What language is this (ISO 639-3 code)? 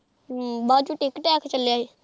pan